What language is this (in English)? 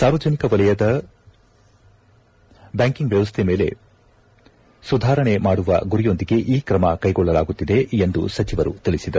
Kannada